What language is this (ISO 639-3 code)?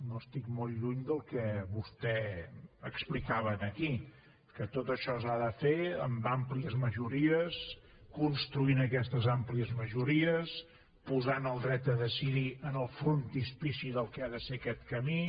cat